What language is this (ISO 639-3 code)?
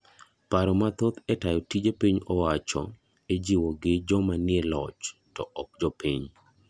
luo